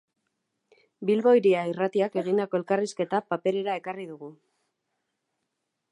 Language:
Basque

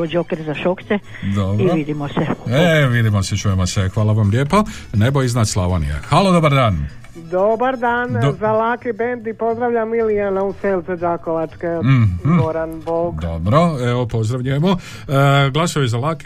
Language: Croatian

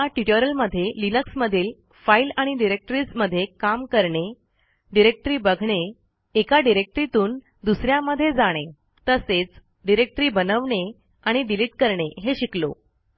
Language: Marathi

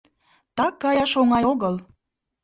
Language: Mari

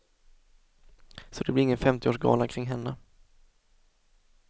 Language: Swedish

